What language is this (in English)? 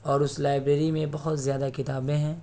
Urdu